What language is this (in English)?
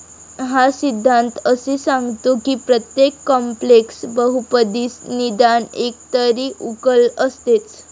Marathi